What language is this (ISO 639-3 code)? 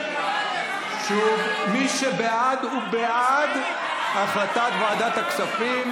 heb